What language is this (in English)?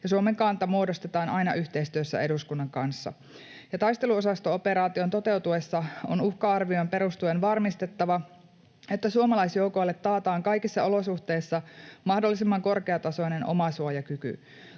Finnish